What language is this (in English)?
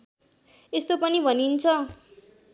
Nepali